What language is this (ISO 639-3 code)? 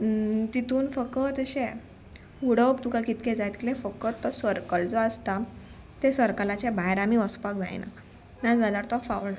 kok